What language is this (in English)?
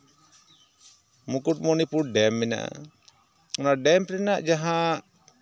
Santali